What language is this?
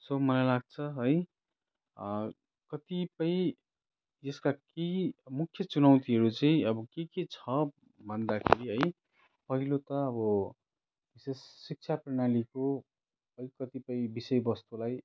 Nepali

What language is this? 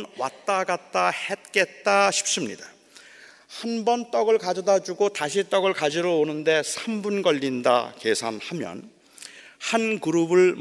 Korean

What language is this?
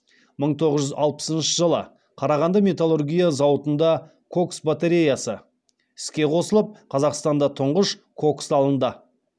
Kazakh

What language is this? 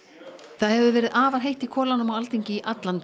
Icelandic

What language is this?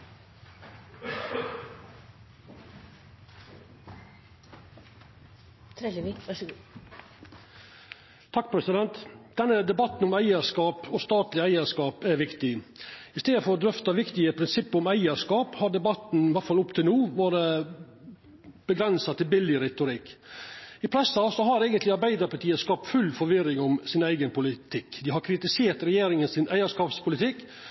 Norwegian Nynorsk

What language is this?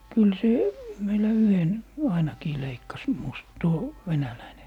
Finnish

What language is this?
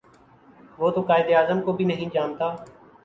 Urdu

